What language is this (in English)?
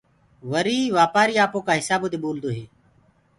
Gurgula